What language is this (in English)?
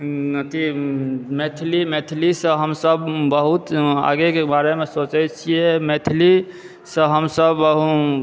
Maithili